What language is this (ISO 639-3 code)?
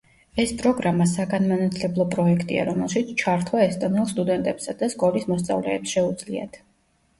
kat